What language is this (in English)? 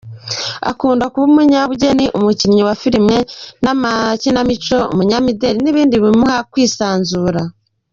Kinyarwanda